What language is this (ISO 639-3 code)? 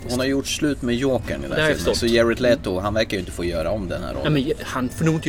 swe